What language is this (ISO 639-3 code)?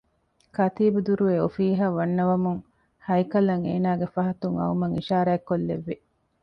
div